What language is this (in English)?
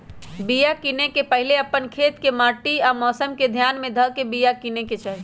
Magahi